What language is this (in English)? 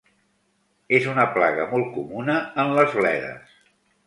Catalan